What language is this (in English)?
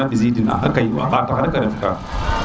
Serer